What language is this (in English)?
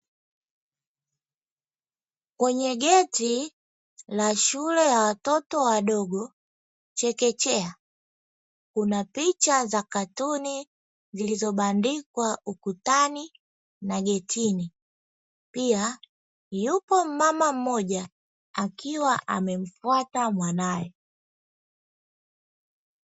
Swahili